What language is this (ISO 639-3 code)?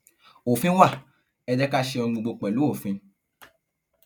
yor